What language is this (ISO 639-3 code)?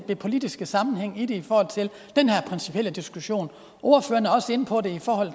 dan